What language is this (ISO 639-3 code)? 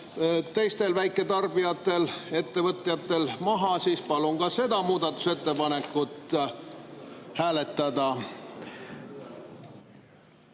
est